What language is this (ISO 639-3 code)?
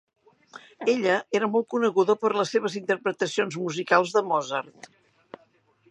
cat